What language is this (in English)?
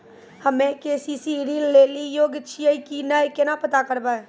Maithili